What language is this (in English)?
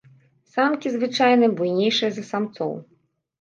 Belarusian